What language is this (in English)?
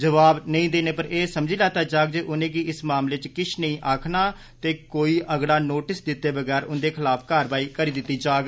Dogri